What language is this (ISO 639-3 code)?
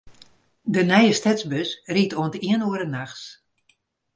fry